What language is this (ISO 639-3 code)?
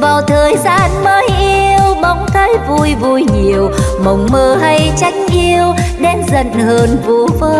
vie